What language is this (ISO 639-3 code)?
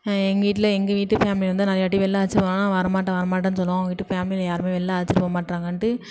tam